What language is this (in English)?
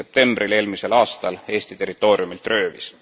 Estonian